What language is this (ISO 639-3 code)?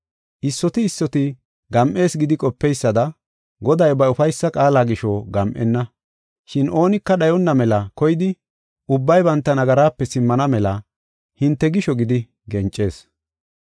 gof